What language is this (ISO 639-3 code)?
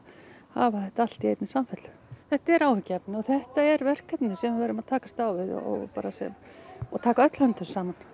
isl